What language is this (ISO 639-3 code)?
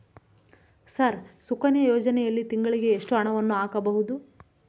kan